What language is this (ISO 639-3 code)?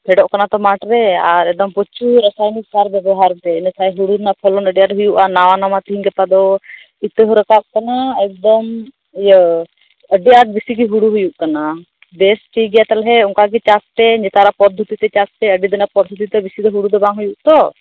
sat